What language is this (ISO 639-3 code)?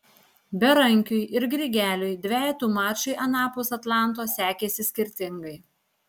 lit